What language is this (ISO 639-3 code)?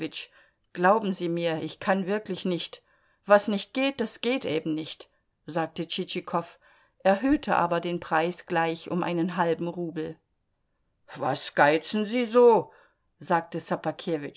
deu